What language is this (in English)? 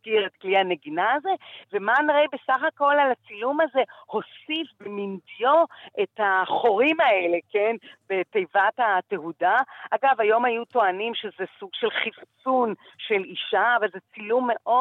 Hebrew